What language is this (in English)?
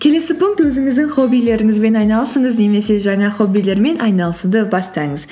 Kazakh